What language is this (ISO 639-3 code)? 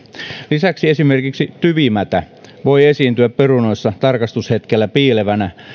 fin